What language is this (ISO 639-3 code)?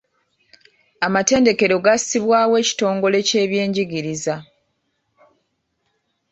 lug